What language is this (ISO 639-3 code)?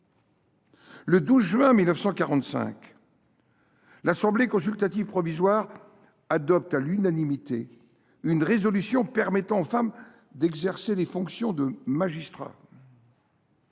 fra